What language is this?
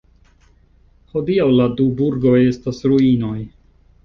Esperanto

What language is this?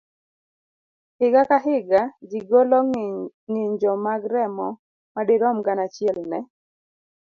Luo (Kenya and Tanzania)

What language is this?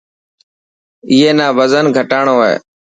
Dhatki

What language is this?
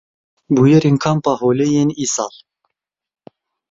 Kurdish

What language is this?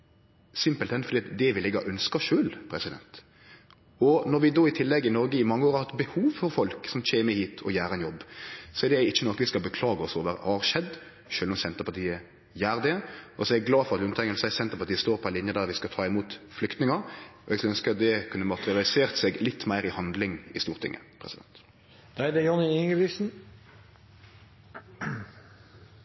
Norwegian Nynorsk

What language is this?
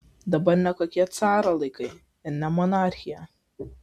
Lithuanian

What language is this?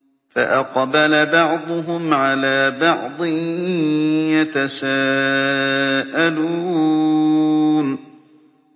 Arabic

